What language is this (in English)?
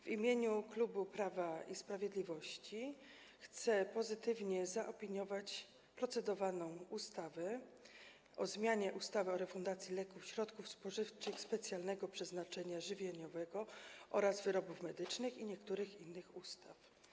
Polish